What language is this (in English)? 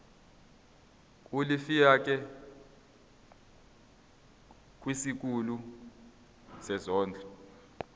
Zulu